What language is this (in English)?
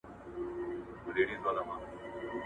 Pashto